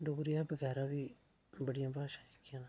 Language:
Dogri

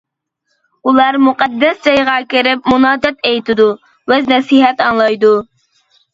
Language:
Uyghur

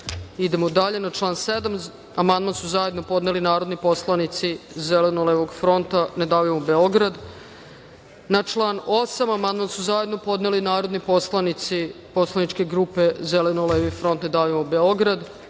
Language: Serbian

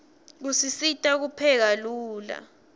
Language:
Swati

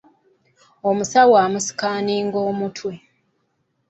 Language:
Ganda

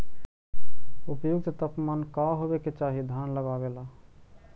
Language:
Magahi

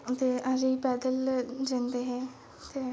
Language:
Dogri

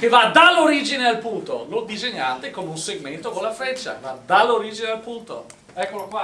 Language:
Italian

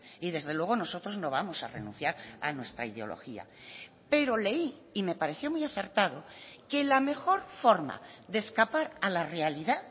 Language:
Spanish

